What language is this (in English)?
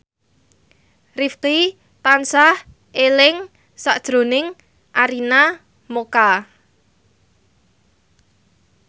Javanese